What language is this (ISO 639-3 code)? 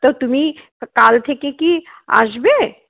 ben